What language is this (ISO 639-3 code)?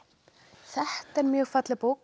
isl